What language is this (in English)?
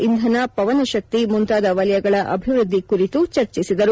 Kannada